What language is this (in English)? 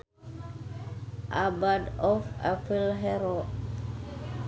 Sundanese